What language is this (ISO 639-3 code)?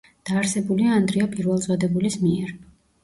kat